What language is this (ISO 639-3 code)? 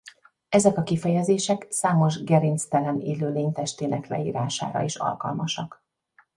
hun